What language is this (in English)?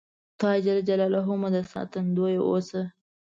Pashto